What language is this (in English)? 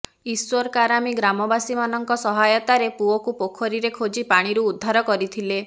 Odia